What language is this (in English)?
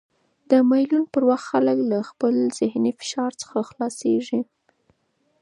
Pashto